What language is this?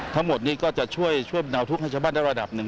Thai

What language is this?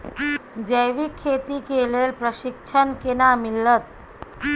Maithili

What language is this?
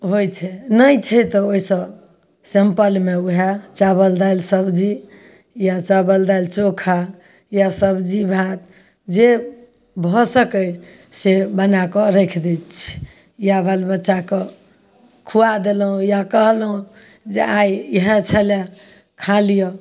Maithili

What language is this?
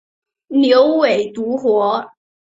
Chinese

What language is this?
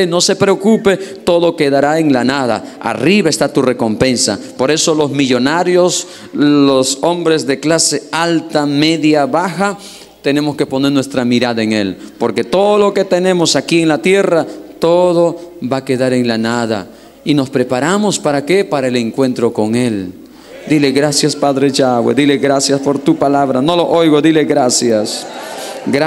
Spanish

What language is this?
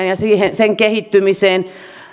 Finnish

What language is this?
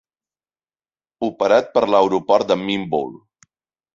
Catalan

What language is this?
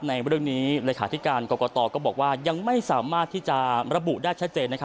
Thai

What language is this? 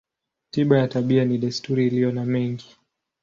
Swahili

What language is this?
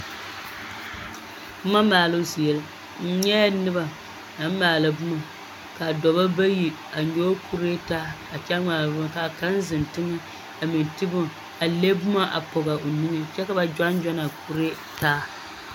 Southern Dagaare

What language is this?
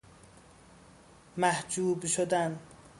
Persian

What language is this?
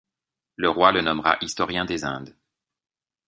French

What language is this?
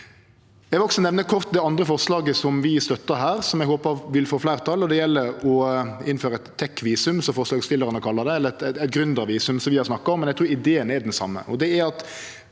Norwegian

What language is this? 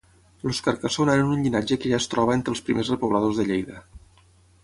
Catalan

